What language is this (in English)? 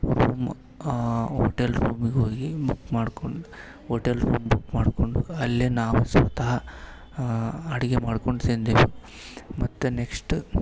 Kannada